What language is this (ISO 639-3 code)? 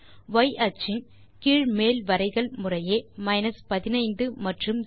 tam